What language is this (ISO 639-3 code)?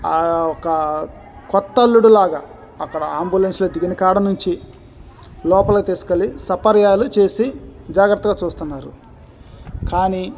tel